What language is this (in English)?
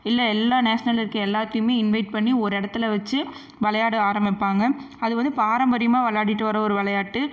Tamil